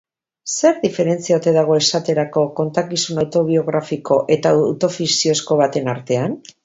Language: Basque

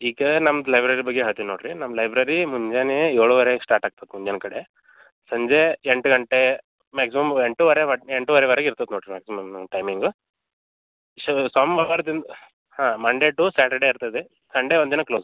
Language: Kannada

